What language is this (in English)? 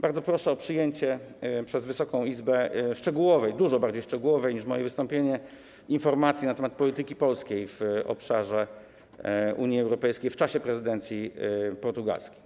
Polish